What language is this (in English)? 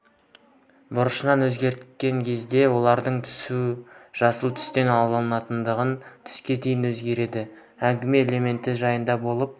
Kazakh